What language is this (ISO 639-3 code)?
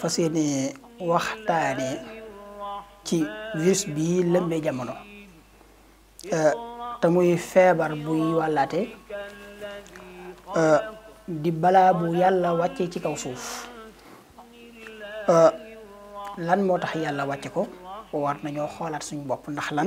ara